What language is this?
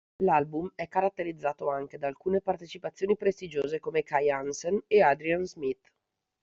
Italian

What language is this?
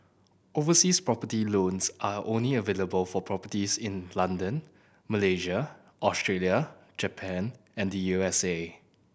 English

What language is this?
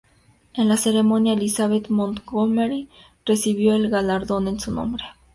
Spanish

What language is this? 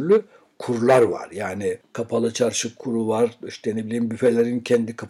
Turkish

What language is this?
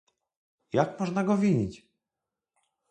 Polish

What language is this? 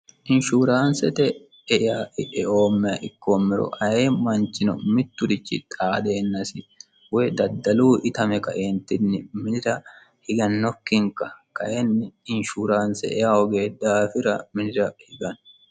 Sidamo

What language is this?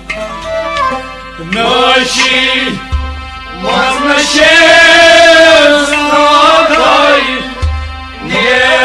Kashmiri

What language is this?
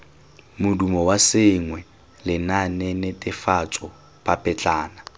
Tswana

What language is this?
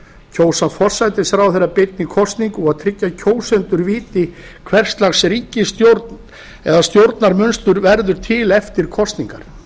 Icelandic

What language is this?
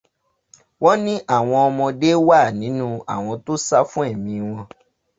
Yoruba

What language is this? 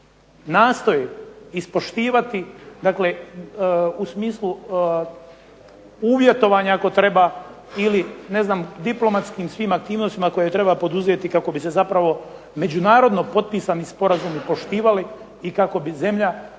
Croatian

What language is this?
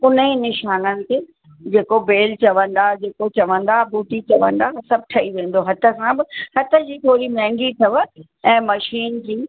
Sindhi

